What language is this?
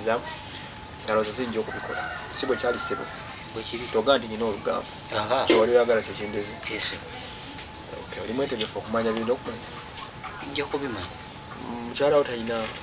Indonesian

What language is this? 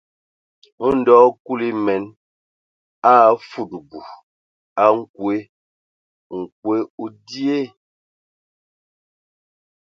Ewondo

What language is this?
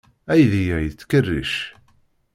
Kabyle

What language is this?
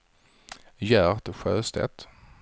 Swedish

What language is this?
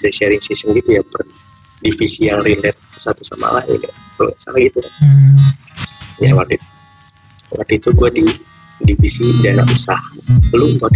Indonesian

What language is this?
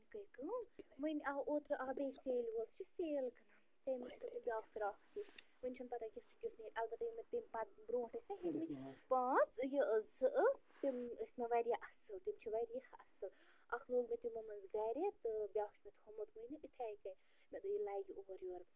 Kashmiri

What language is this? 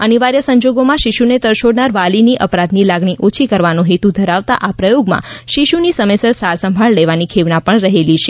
Gujarati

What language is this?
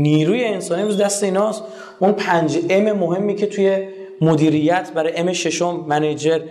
Persian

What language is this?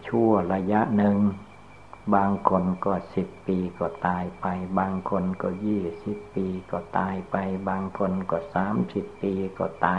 Thai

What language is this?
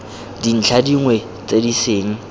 Tswana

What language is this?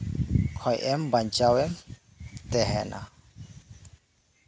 Santali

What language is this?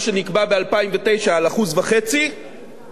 Hebrew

